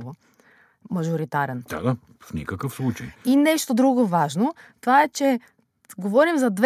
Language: Bulgarian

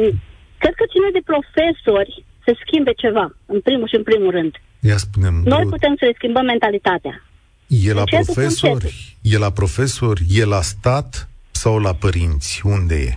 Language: Romanian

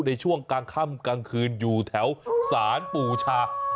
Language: Thai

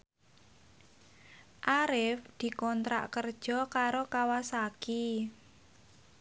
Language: Javanese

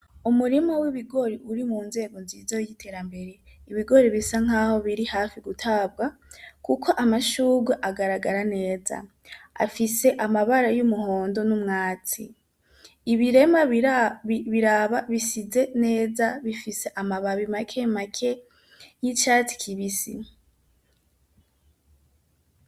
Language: Rundi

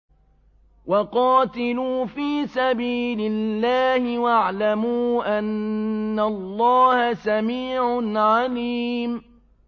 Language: Arabic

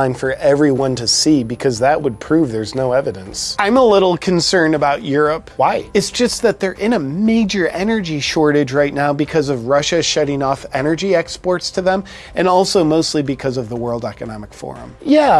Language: English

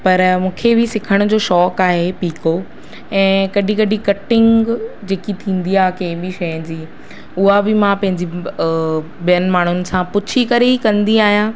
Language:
Sindhi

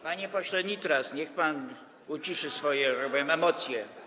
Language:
Polish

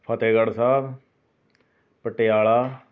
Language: Punjabi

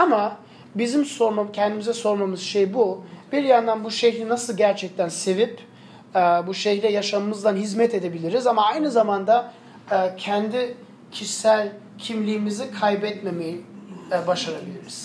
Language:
Turkish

